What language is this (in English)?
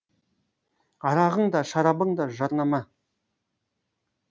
Kazakh